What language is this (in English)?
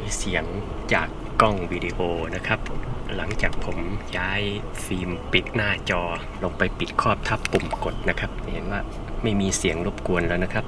Thai